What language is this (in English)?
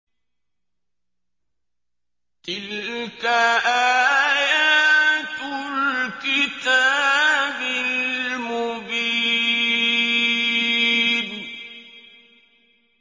Arabic